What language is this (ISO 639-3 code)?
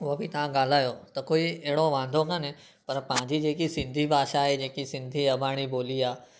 snd